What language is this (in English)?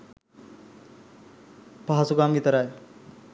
Sinhala